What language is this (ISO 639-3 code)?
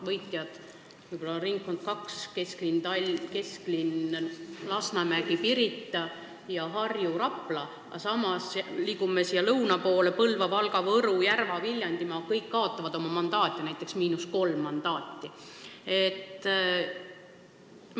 est